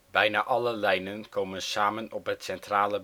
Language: Dutch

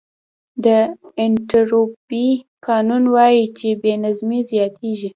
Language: Pashto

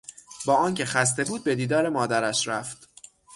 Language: Persian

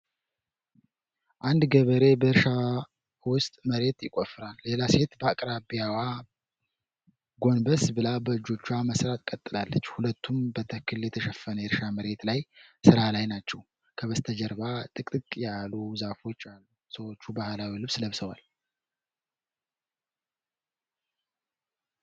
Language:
Amharic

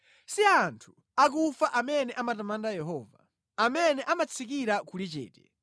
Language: Nyanja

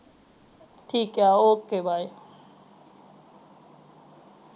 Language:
Punjabi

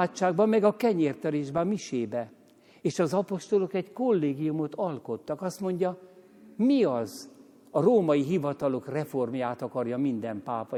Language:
Hungarian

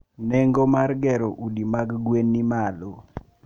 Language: Luo (Kenya and Tanzania)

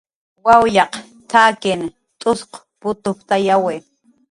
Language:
Jaqaru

